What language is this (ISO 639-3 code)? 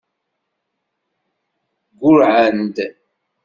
kab